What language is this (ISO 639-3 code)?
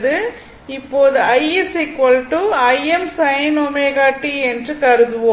tam